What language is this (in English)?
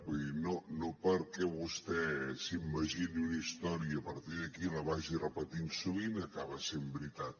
Catalan